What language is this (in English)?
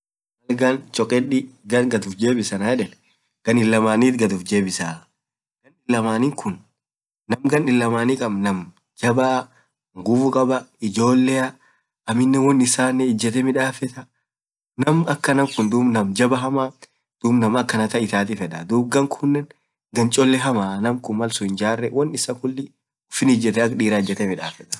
Orma